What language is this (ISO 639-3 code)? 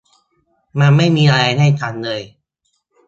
tha